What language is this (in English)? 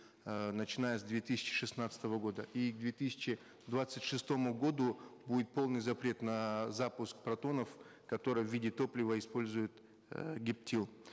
Kazakh